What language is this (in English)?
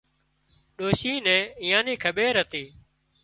Wadiyara Koli